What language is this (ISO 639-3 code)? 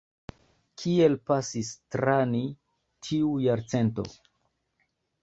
epo